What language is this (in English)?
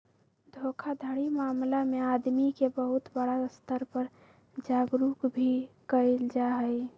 Magahi